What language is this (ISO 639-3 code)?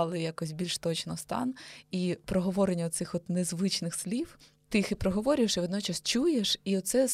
ukr